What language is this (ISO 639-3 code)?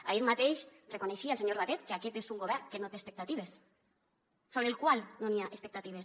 cat